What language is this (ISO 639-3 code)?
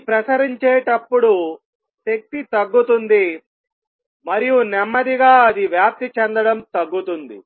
tel